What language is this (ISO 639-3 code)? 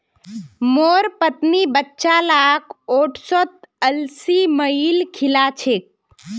mag